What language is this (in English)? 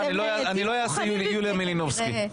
Hebrew